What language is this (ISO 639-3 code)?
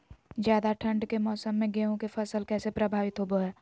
mag